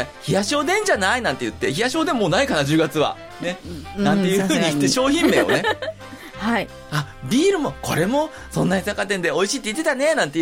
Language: Japanese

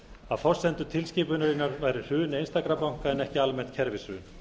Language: Icelandic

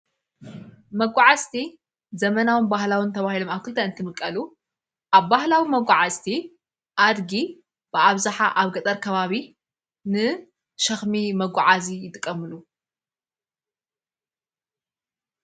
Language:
Tigrinya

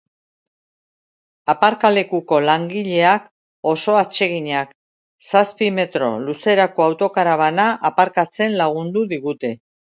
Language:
Basque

